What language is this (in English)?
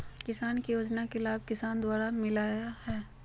Magahi